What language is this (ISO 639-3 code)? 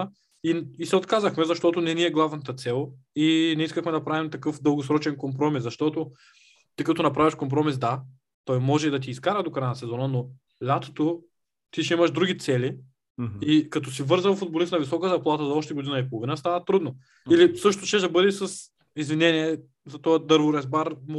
bul